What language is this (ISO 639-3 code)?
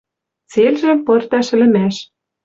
mrj